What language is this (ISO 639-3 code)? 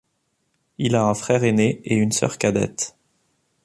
fra